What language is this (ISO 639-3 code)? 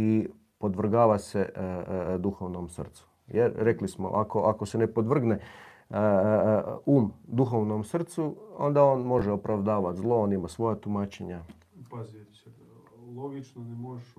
hrv